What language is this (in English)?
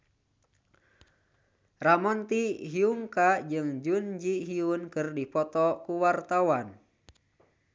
Sundanese